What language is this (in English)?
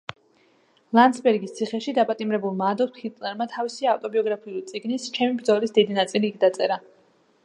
Georgian